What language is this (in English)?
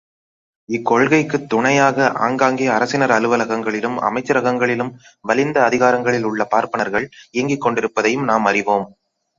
Tamil